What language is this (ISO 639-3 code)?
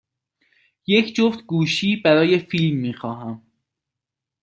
fas